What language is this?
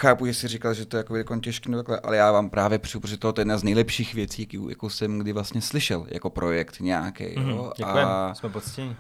Czech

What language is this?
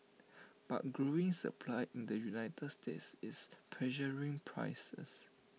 English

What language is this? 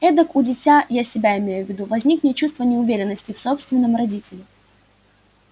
Russian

